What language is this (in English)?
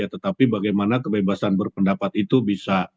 Indonesian